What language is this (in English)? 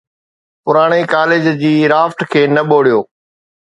Sindhi